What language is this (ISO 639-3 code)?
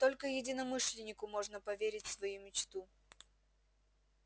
rus